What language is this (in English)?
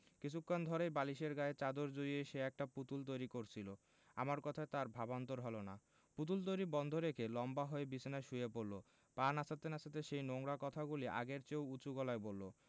Bangla